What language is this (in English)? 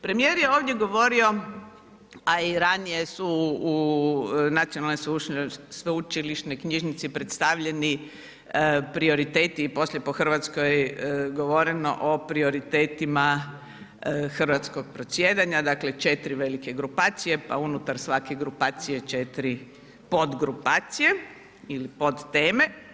Croatian